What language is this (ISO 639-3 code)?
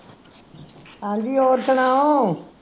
pan